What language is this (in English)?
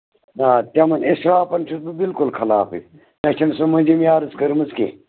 Kashmiri